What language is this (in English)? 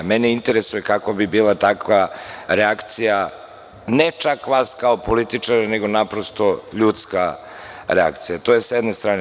Serbian